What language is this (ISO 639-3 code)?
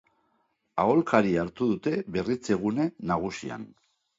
eus